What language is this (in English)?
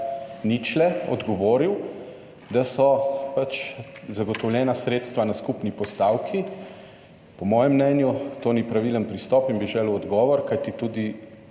Slovenian